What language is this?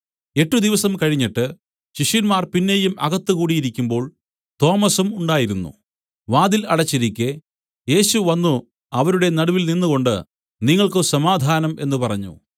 Malayalam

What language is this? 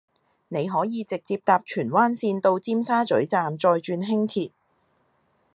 Cantonese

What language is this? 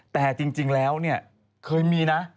Thai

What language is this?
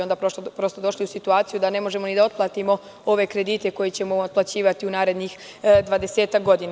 Serbian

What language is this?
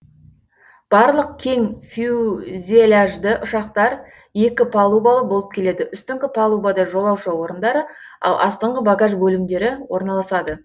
Kazakh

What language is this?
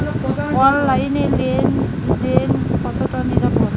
Bangla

